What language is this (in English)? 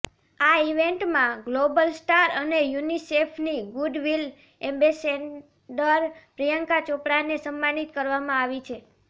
Gujarati